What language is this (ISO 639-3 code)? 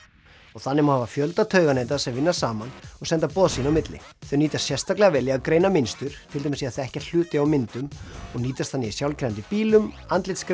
isl